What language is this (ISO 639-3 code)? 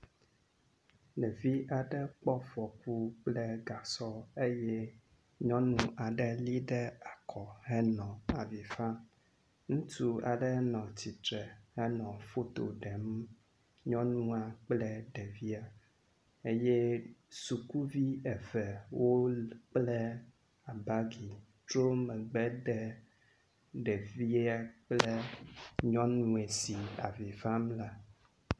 ewe